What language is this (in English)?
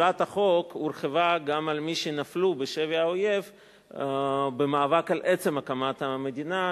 Hebrew